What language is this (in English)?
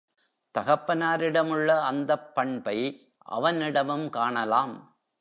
Tamil